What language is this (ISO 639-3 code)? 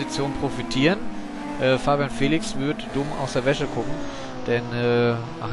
deu